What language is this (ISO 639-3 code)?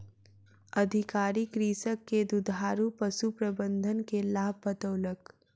mai